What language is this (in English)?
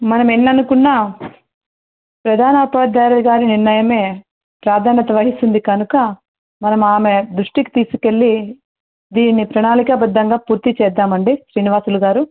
Telugu